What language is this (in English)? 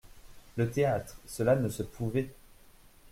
French